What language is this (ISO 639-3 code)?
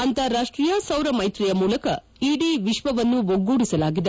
kan